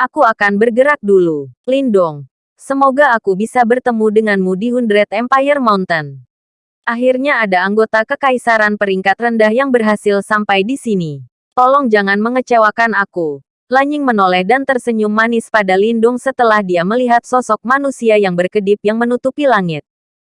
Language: Indonesian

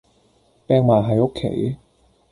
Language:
Cantonese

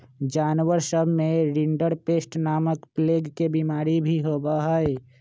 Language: Magahi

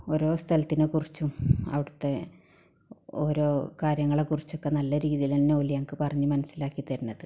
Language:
Malayalam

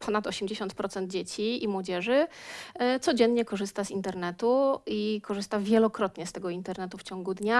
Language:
Polish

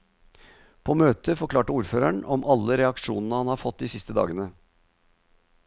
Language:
Norwegian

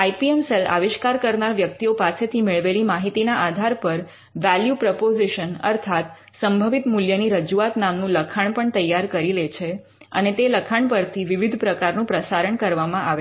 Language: Gujarati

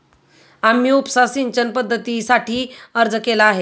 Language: Marathi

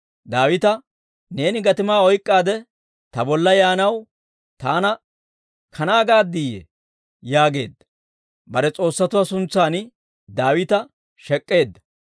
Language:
Dawro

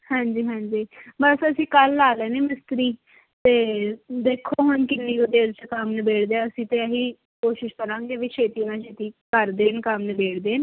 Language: Punjabi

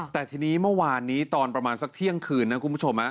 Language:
Thai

